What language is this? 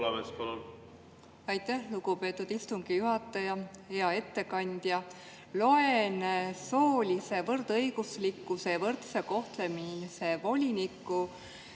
Estonian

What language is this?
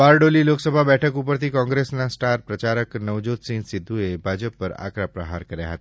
Gujarati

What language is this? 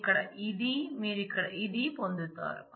Telugu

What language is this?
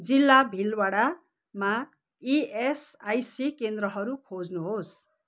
Nepali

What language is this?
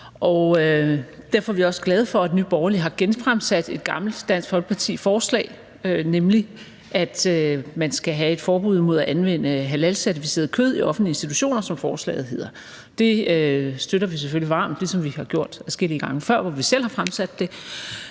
Danish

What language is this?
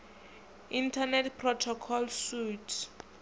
Venda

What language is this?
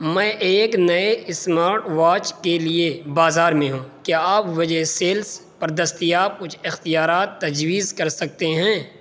Urdu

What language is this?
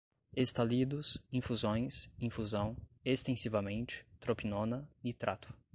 Portuguese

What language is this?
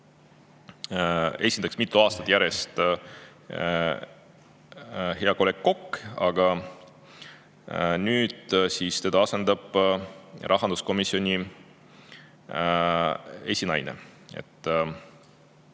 Estonian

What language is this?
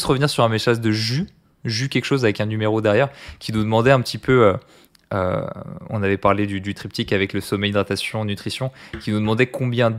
French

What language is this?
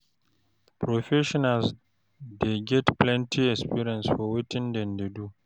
Nigerian Pidgin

